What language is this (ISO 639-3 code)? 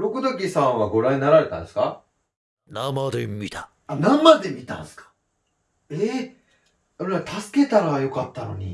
jpn